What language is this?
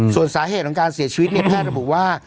Thai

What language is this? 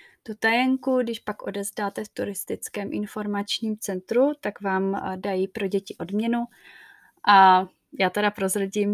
Czech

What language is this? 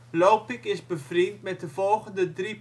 Dutch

